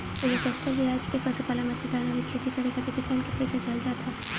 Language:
Bhojpuri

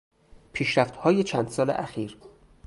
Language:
Persian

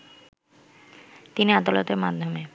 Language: Bangla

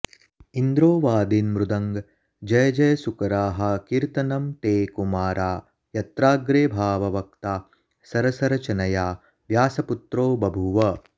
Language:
Sanskrit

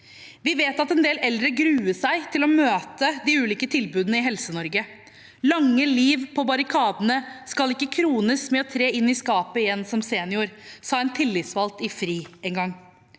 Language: Norwegian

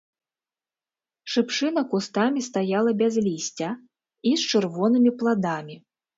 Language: Belarusian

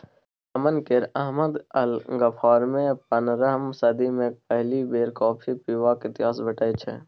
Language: Maithili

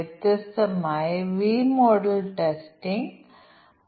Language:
Malayalam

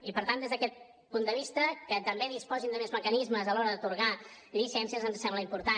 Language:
Catalan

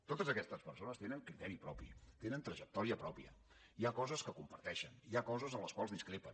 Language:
Catalan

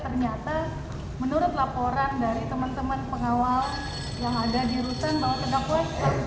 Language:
Indonesian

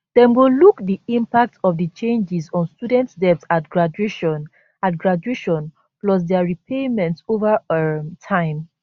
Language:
Nigerian Pidgin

